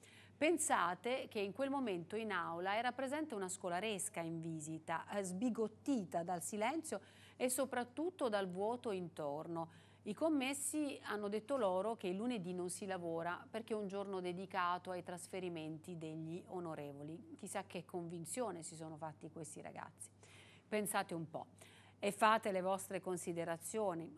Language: Italian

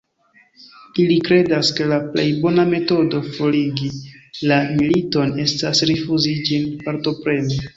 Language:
Esperanto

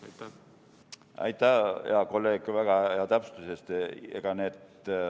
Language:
Estonian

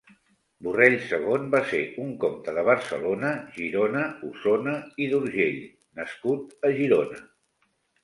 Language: Catalan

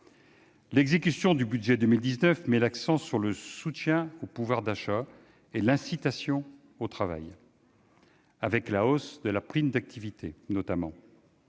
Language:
French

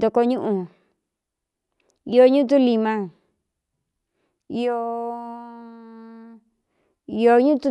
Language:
Cuyamecalco Mixtec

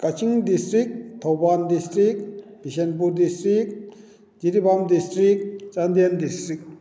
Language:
Manipuri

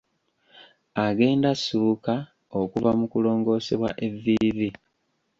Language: Ganda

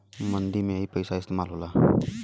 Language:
Bhojpuri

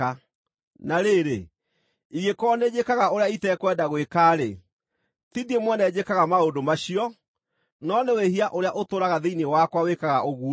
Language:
Kikuyu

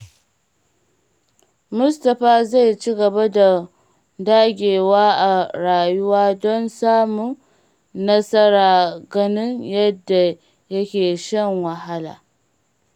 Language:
Hausa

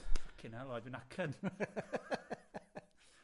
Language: Welsh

